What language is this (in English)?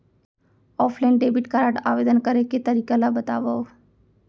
Chhattisgarhi